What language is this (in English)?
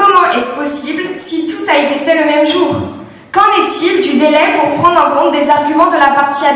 French